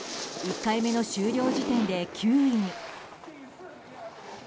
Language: Japanese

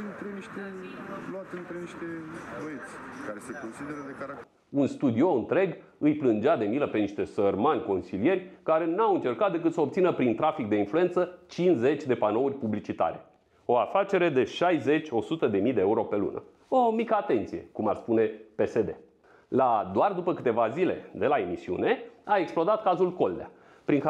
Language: Romanian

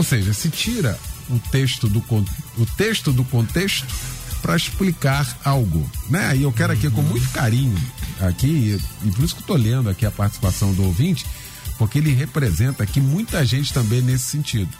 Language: Portuguese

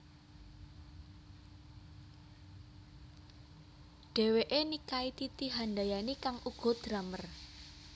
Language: Javanese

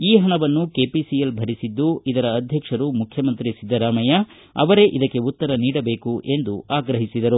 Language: Kannada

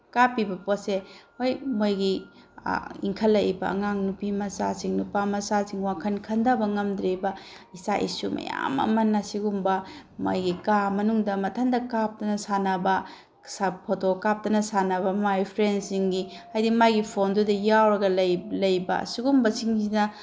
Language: Manipuri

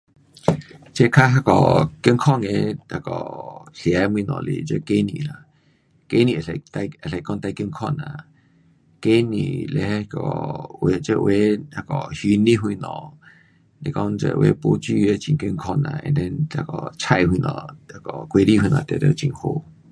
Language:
Pu-Xian Chinese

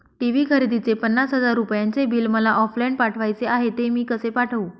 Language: Marathi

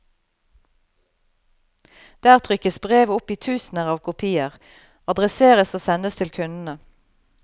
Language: Norwegian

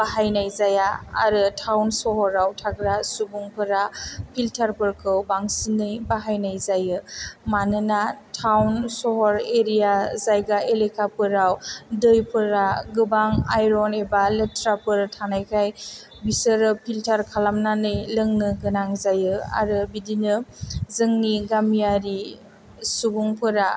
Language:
Bodo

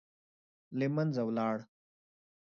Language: Pashto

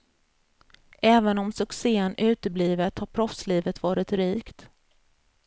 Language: Swedish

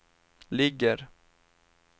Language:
Swedish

